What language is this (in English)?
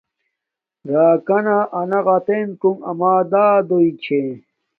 Domaaki